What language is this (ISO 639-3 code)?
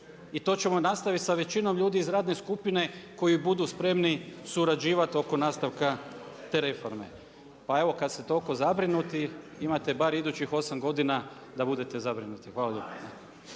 hrv